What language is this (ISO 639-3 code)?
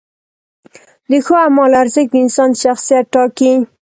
pus